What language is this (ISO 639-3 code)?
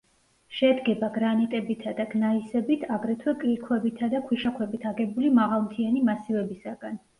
kat